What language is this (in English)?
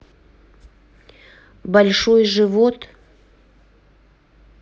Russian